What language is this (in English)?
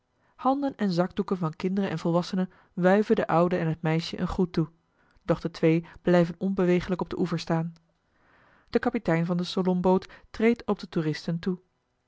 Dutch